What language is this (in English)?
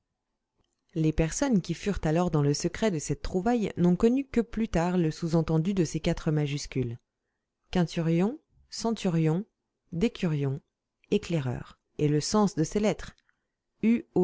French